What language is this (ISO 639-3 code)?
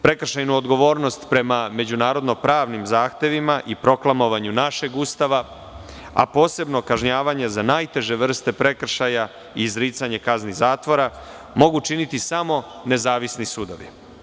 srp